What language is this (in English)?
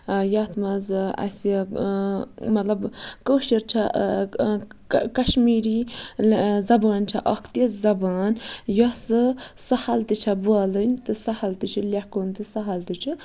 Kashmiri